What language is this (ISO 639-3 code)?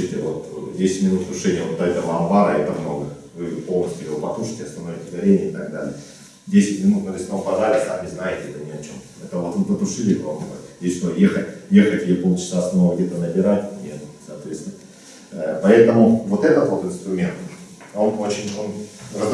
rus